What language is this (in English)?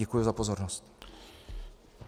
Czech